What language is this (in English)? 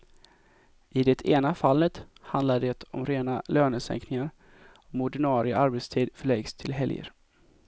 Swedish